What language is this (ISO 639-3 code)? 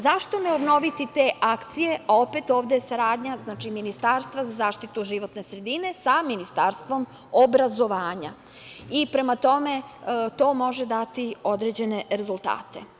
srp